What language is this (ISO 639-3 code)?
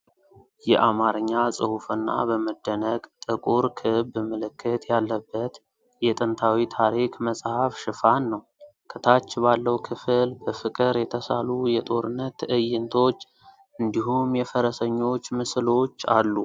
amh